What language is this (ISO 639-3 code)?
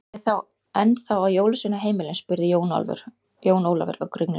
isl